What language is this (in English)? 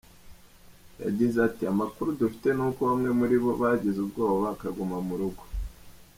Kinyarwanda